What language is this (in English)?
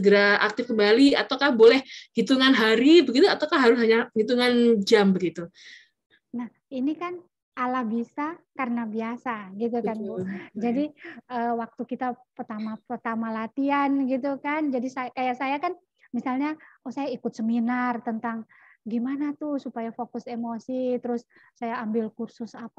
Indonesian